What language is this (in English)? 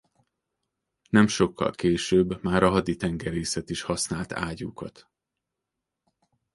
Hungarian